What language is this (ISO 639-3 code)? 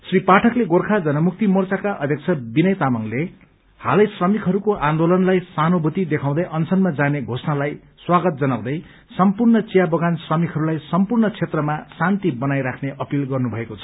nep